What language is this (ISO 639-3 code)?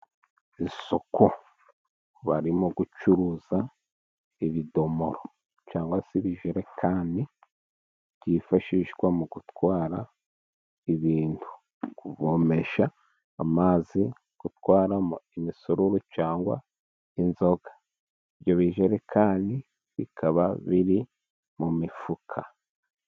kin